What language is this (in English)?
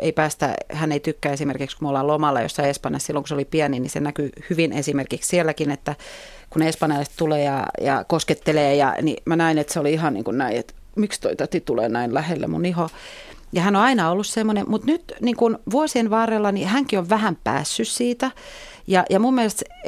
Finnish